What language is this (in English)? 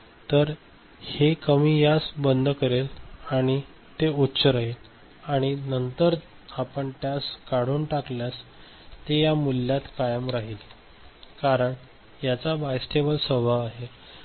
Marathi